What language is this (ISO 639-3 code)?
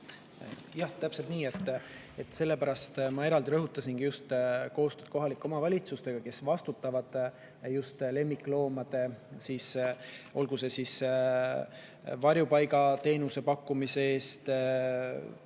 est